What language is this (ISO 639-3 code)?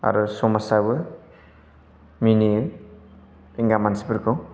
brx